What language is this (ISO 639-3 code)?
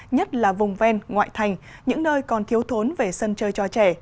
vie